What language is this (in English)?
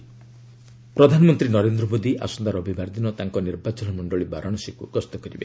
Odia